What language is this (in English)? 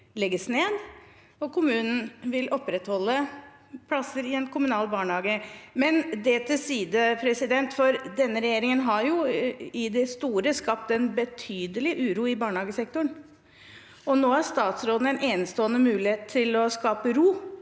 Norwegian